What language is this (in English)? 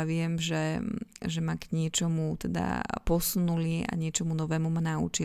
Slovak